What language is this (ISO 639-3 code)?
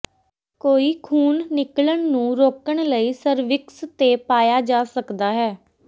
pan